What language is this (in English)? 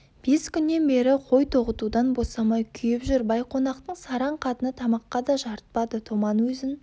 Kazakh